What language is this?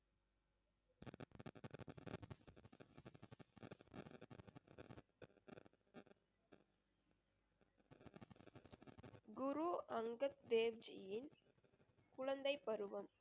Tamil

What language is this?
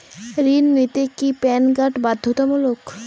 Bangla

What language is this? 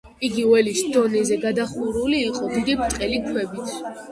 Georgian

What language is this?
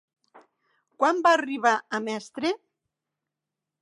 Catalan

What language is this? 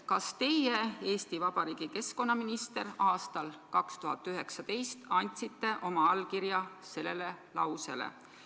Estonian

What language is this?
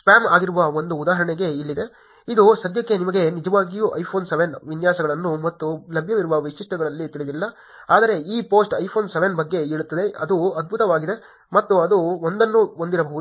Kannada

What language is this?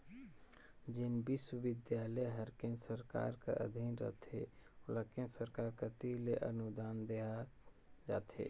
Chhattisgarhi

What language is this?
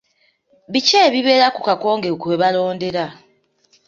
Ganda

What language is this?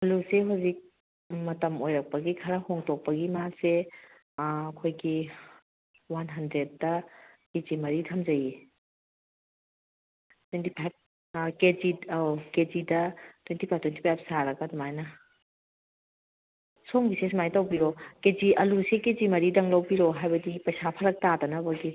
Manipuri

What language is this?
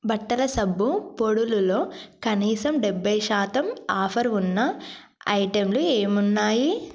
Telugu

